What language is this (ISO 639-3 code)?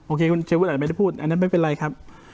tha